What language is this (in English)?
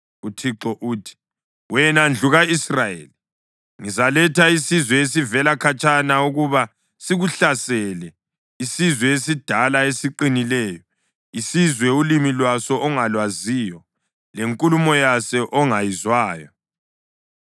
North Ndebele